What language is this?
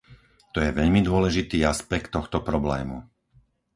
Slovak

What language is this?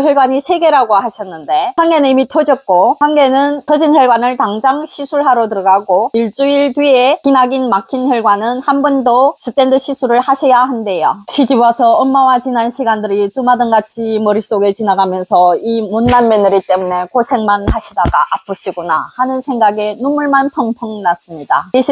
Korean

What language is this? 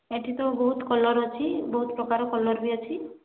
Odia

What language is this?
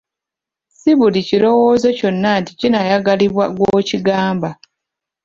Ganda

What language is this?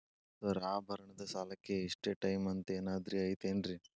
Kannada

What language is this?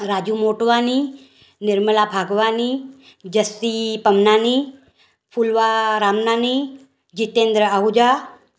Sindhi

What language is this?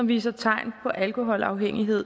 Danish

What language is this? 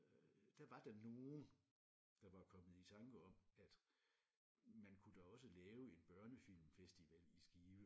Danish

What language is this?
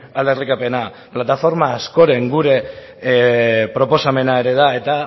Basque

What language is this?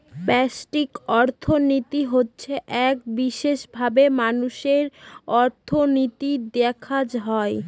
Bangla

